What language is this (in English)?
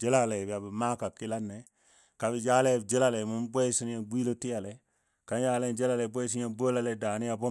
Dadiya